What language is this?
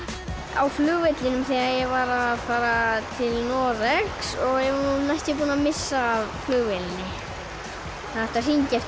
Icelandic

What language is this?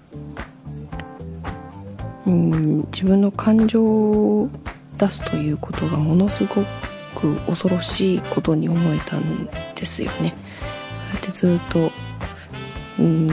Japanese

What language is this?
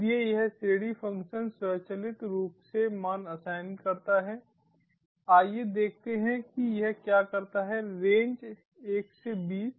Hindi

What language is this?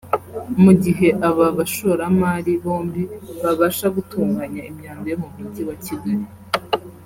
Kinyarwanda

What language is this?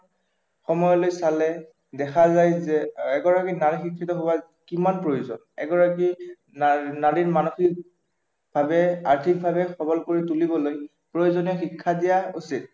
Assamese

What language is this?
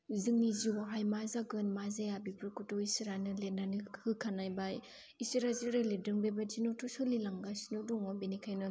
Bodo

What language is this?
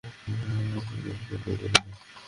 Bangla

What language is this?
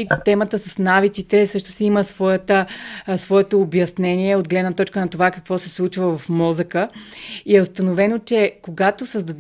Bulgarian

